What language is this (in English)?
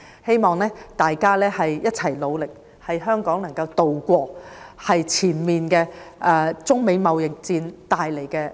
Cantonese